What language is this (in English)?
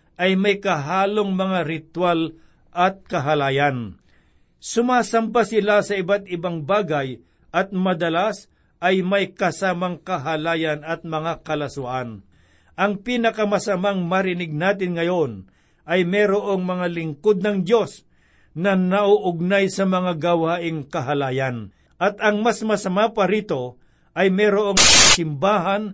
Filipino